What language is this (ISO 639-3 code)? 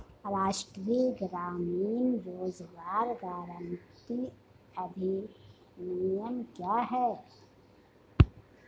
hin